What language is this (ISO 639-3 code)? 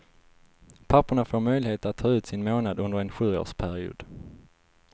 swe